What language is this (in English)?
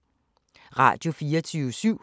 Danish